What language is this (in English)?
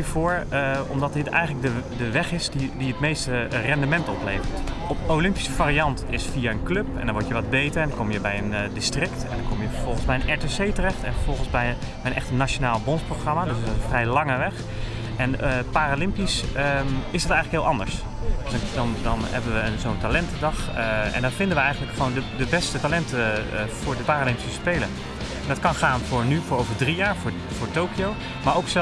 Dutch